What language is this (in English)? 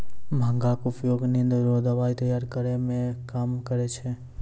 Maithili